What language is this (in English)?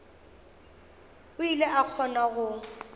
Northern Sotho